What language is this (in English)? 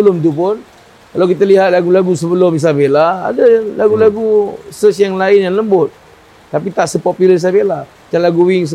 Malay